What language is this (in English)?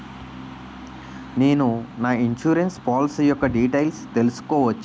Telugu